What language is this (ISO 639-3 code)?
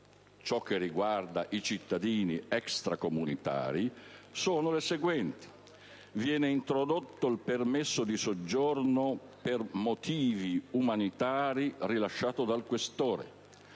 ita